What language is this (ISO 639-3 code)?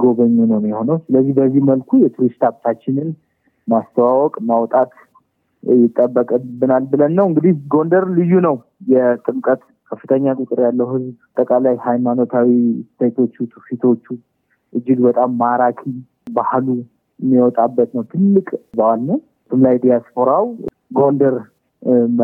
amh